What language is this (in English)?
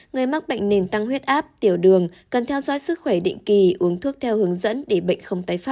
Vietnamese